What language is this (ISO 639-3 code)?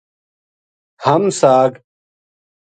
gju